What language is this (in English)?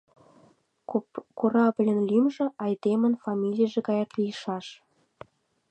Mari